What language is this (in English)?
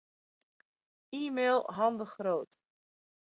Western Frisian